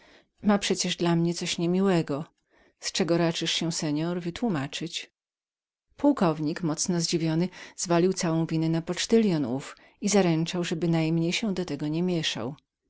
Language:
Polish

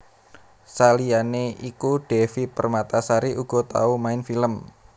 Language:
Javanese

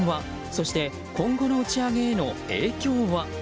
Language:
Japanese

